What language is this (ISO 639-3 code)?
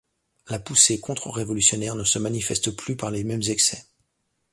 fra